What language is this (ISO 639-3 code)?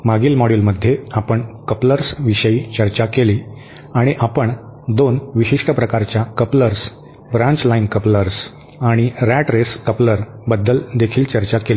mar